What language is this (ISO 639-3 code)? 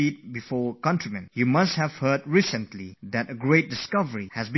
eng